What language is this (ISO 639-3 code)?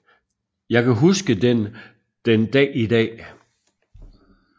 dan